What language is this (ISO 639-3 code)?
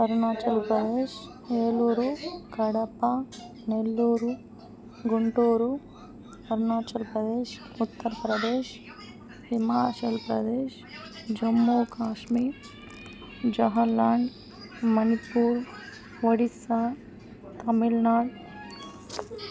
tel